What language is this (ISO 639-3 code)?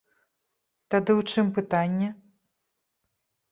bel